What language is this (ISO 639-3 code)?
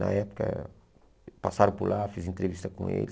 por